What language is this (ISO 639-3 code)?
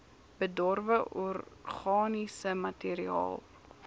afr